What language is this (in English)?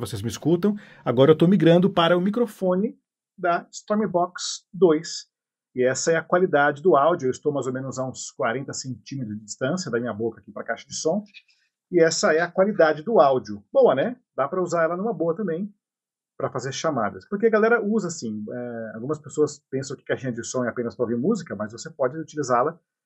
Portuguese